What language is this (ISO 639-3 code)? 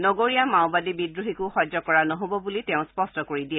asm